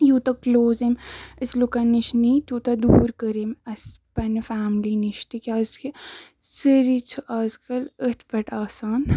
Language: Kashmiri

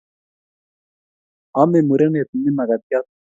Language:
Kalenjin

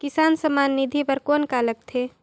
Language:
Chhattisgarhi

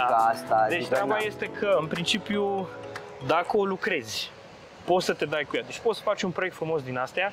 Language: Romanian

